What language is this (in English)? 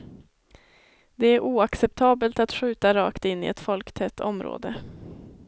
Swedish